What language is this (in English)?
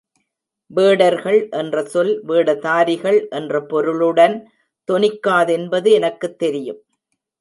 Tamil